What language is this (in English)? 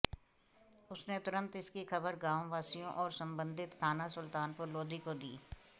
Hindi